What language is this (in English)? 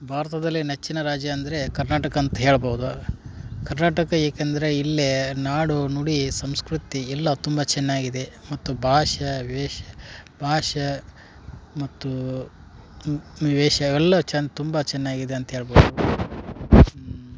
Kannada